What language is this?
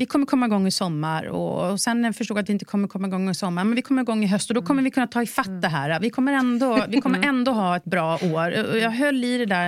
Swedish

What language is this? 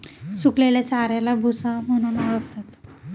Marathi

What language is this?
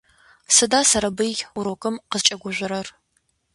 Adyghe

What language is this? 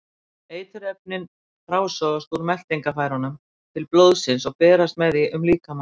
Icelandic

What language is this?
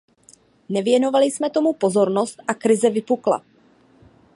Czech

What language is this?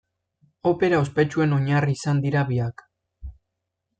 Basque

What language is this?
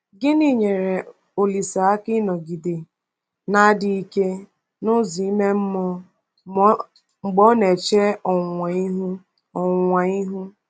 Igbo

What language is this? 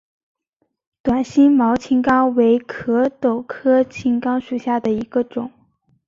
Chinese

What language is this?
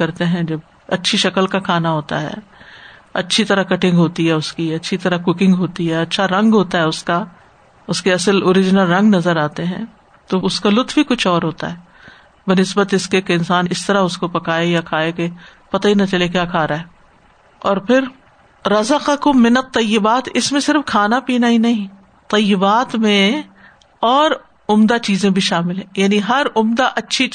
Urdu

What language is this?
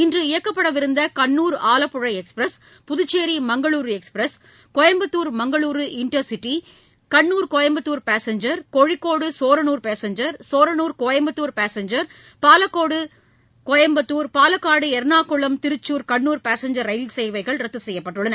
Tamil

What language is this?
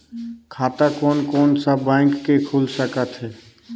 Chhattisgarhi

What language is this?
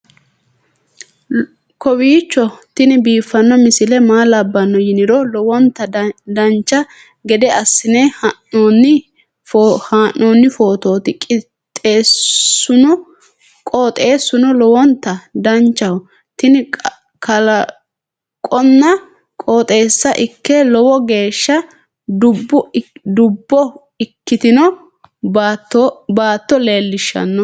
Sidamo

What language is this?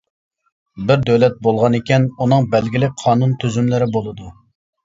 Uyghur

